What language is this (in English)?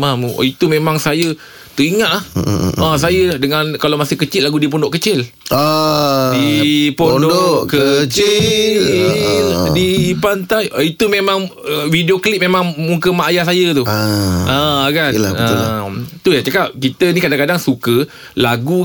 Malay